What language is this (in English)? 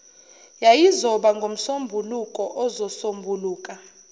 Zulu